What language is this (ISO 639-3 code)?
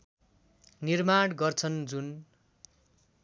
nep